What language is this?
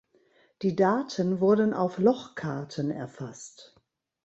German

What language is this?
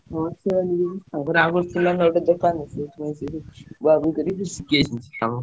Odia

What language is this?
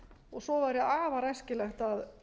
Icelandic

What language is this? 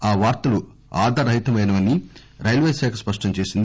Telugu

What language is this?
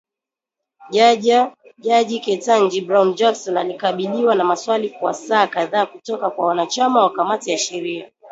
Swahili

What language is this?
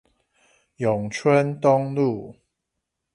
Chinese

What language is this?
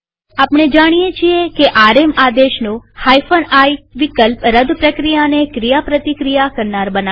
Gujarati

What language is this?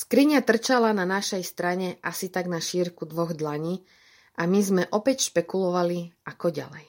Slovak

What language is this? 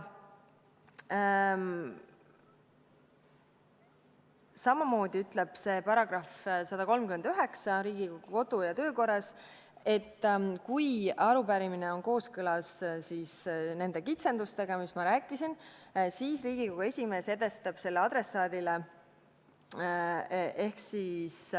Estonian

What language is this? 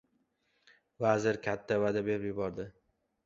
Uzbek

